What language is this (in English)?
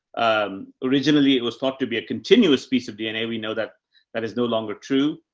English